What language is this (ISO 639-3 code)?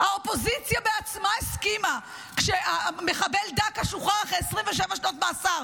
heb